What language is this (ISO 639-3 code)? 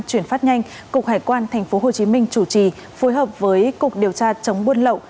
vie